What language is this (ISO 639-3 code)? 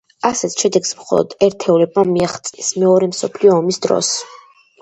kat